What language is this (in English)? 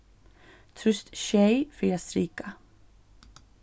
Faroese